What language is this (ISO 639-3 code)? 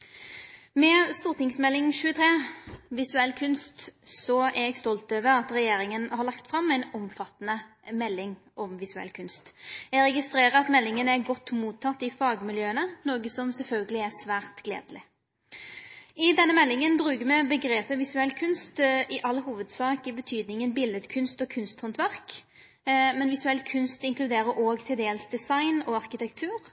nno